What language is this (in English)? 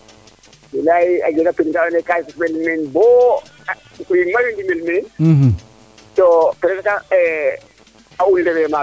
Serer